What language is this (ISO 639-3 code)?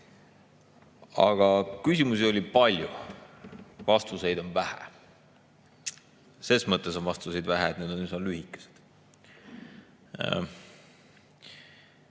est